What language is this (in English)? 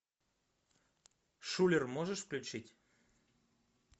Russian